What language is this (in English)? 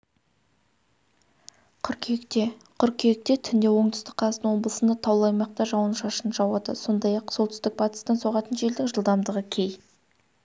Kazakh